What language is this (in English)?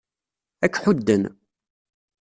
Kabyle